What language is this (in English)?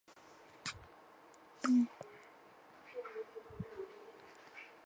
Chinese